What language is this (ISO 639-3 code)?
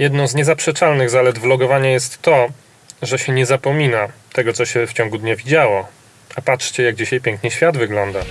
pol